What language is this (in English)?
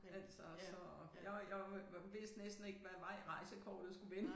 Danish